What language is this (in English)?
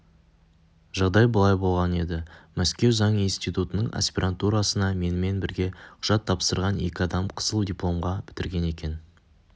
Kazakh